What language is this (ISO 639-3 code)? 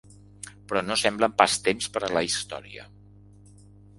cat